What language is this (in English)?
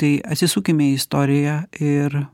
Lithuanian